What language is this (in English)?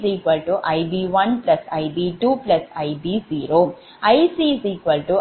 Tamil